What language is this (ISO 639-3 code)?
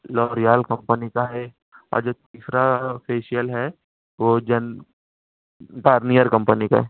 urd